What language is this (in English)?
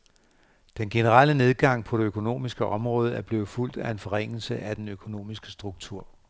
Danish